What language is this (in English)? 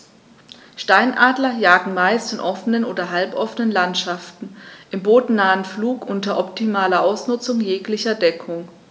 German